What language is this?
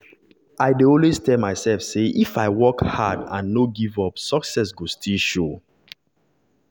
Nigerian Pidgin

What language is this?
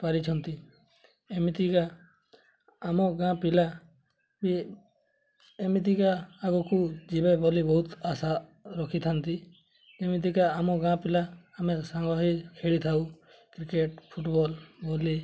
Odia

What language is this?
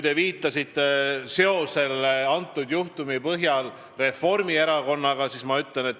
Estonian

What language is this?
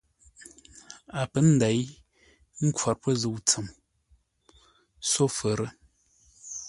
Ngombale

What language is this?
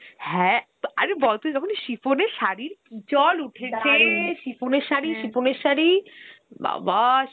Bangla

